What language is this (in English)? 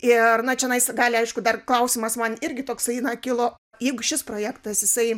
Lithuanian